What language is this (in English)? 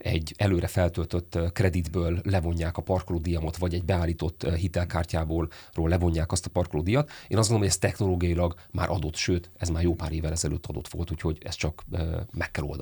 Hungarian